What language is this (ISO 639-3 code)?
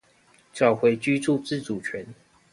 zho